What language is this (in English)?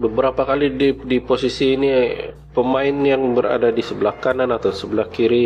Malay